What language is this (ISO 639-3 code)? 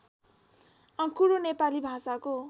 nep